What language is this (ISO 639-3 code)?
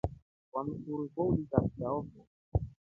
rof